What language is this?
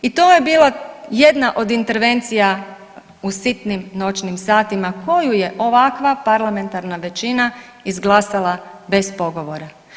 Croatian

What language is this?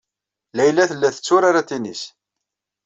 Kabyle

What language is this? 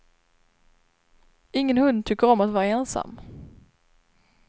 Swedish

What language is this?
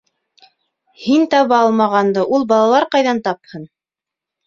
Bashkir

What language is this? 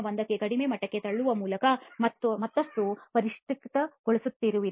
Kannada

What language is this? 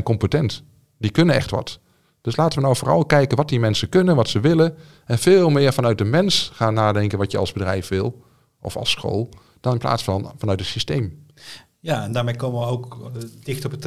Dutch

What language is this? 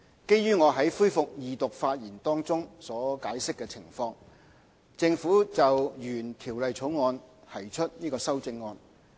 Cantonese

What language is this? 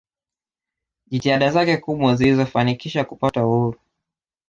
Swahili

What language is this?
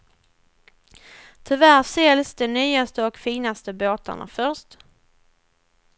Swedish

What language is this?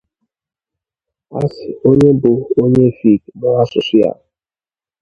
Igbo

